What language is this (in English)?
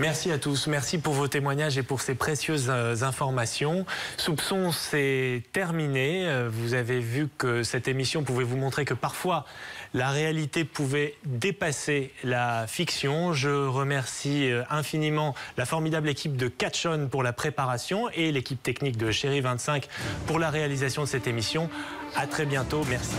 French